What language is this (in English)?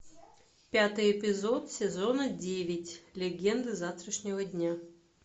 Russian